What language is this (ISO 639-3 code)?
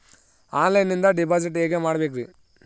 kan